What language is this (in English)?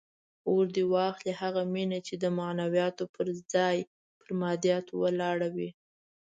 Pashto